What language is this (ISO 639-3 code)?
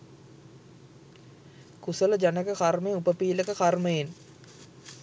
sin